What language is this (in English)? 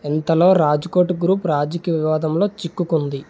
Telugu